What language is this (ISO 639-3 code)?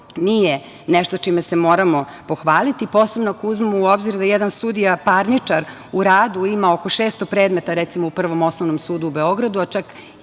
srp